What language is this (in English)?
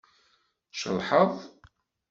Kabyle